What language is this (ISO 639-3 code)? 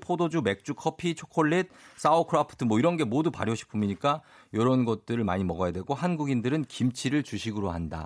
kor